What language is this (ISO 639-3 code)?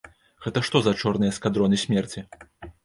bel